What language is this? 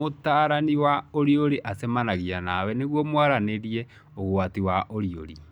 Kikuyu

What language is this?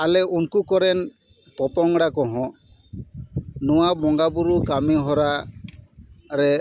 Santali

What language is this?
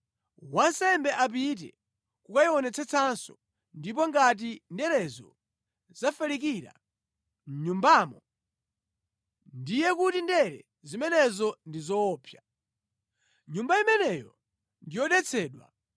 Nyanja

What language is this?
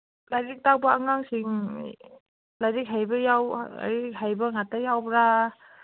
Manipuri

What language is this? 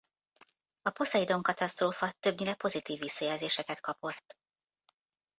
Hungarian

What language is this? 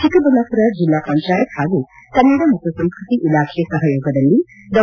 Kannada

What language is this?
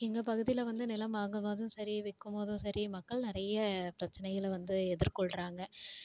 Tamil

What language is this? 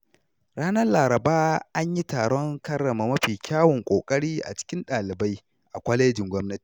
Hausa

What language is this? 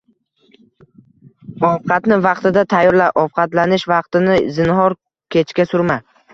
Uzbek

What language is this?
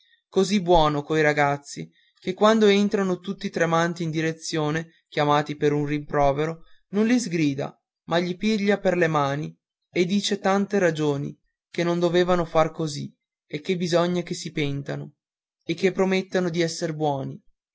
Italian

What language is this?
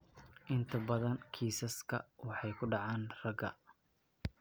Somali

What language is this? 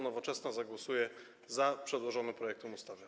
Polish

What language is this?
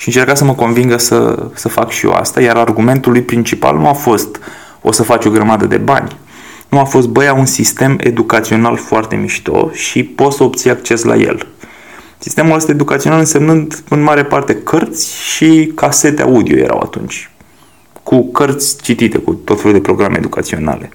Romanian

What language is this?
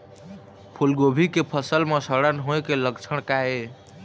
Chhattisgarhi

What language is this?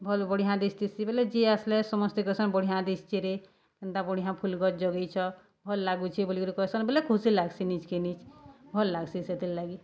Odia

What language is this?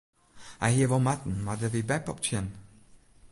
Western Frisian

